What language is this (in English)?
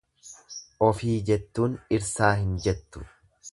Oromo